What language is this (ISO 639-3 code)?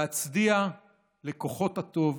heb